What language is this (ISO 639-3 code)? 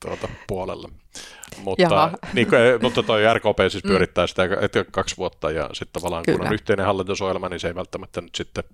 fin